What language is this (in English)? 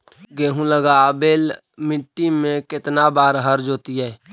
Magahi